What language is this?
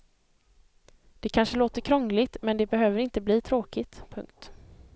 Swedish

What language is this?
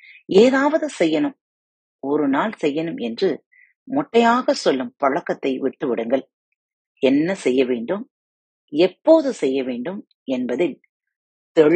Tamil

